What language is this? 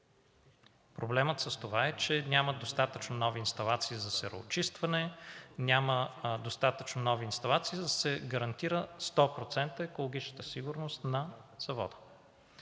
Bulgarian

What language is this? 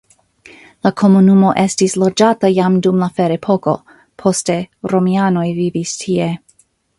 Esperanto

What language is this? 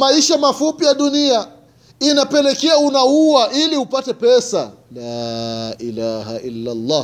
Swahili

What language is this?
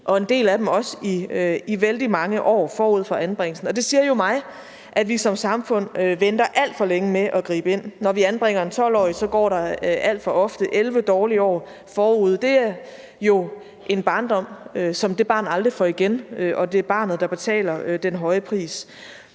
Danish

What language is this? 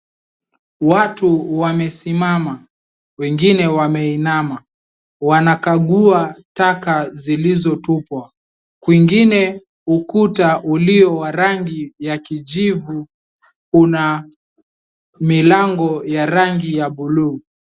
Swahili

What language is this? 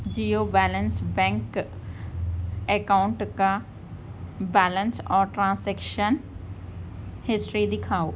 Urdu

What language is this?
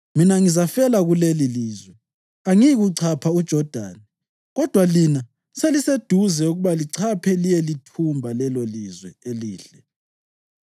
North Ndebele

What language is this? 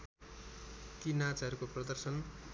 Nepali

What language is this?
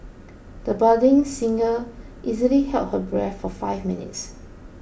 English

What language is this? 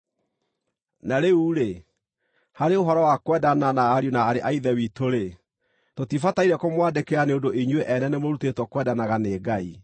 Kikuyu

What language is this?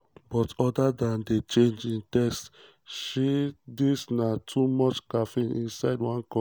Nigerian Pidgin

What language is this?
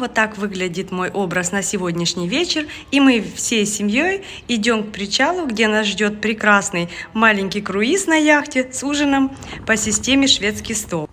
Russian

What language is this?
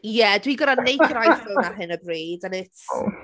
Welsh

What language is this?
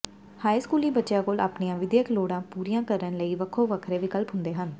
Punjabi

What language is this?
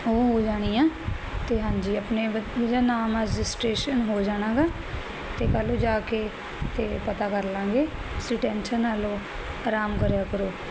Punjabi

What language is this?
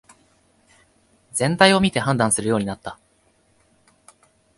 Japanese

